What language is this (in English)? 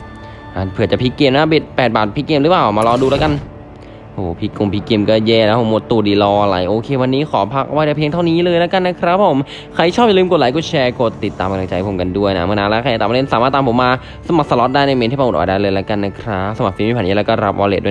Thai